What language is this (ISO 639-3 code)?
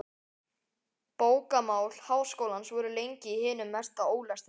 isl